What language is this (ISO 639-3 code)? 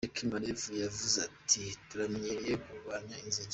kin